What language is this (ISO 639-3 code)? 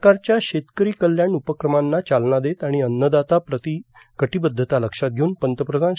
mar